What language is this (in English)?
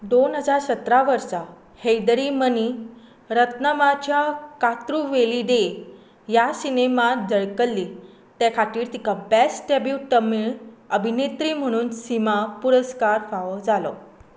Konkani